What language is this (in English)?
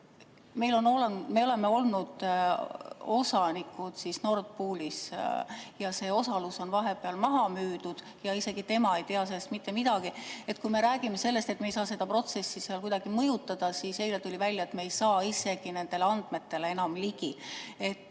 Estonian